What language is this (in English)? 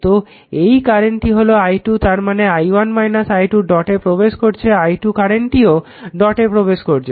Bangla